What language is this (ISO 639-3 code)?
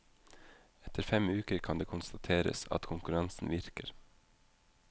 nor